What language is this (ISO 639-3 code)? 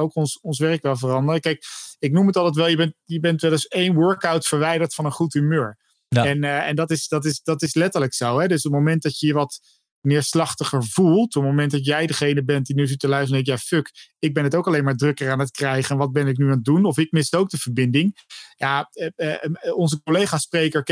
nld